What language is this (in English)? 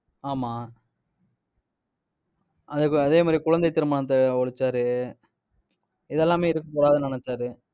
Tamil